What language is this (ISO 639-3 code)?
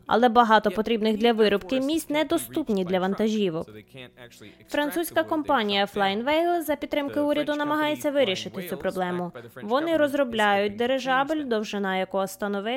ukr